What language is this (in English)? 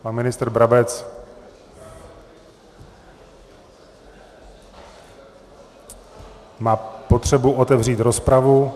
Czech